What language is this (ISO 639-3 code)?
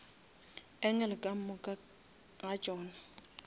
nso